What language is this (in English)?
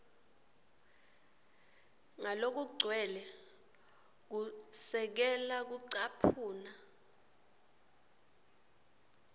Swati